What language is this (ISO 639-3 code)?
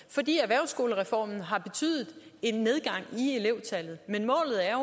dan